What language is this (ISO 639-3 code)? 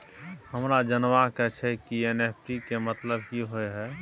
mai